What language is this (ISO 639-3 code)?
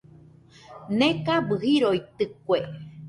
hux